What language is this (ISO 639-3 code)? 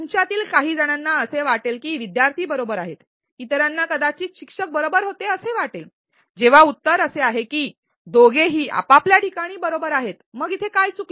mar